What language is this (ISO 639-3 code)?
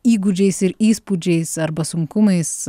lit